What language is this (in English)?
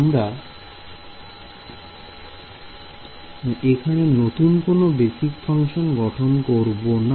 Bangla